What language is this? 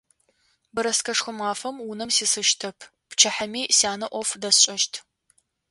Adyghe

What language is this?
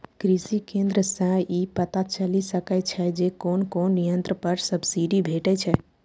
Maithili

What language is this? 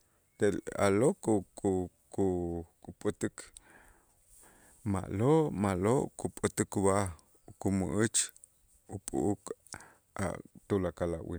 Itzá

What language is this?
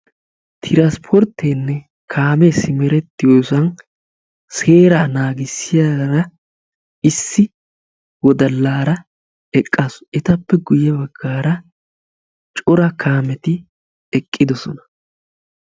Wolaytta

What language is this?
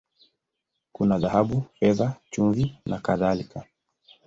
Swahili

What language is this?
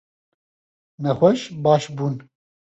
Kurdish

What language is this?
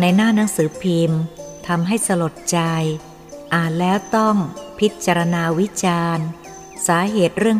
Thai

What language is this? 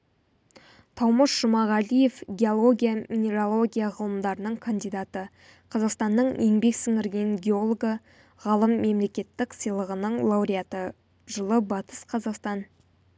Kazakh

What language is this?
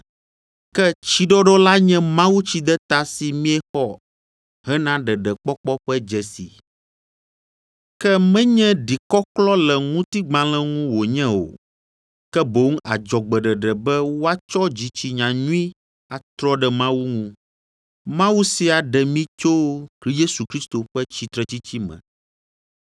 Ewe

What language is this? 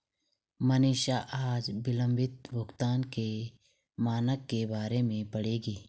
Hindi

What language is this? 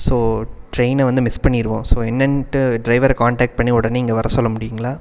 Tamil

